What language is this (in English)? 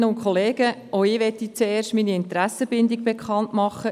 Swiss German